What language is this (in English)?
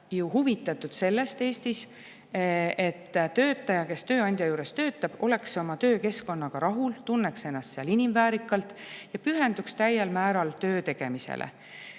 Estonian